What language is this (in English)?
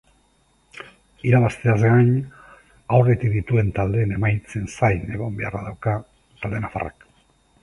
Basque